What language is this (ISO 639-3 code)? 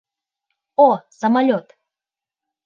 bak